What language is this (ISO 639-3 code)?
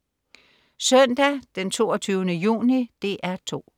dan